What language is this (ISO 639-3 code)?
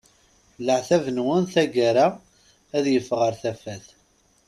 kab